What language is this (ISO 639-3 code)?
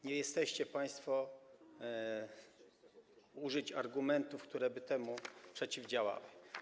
pol